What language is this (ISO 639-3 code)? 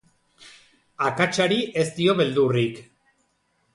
eus